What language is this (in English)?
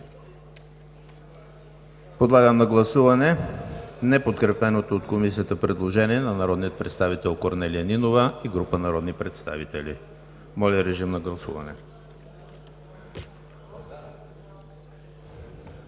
Bulgarian